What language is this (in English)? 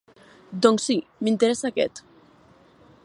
Catalan